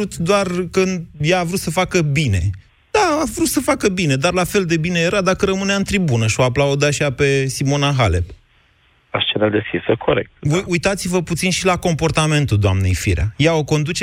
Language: Romanian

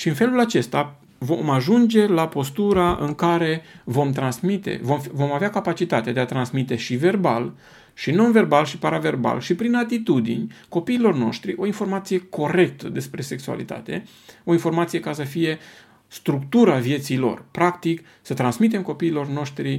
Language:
Romanian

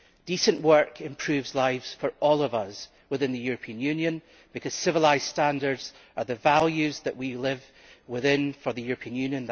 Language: English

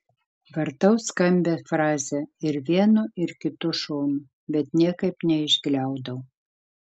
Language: Lithuanian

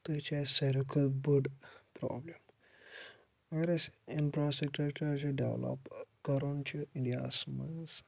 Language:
Kashmiri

